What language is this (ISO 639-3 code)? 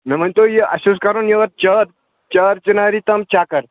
kas